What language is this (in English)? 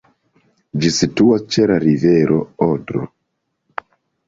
Esperanto